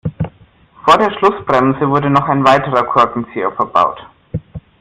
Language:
German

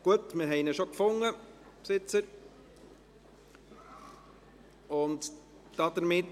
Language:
Swiss German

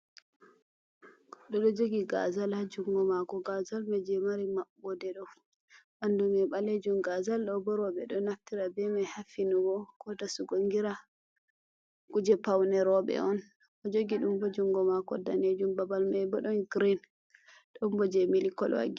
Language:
Fula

